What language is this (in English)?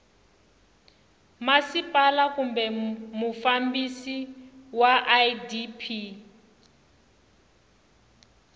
Tsonga